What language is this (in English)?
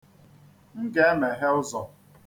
Igbo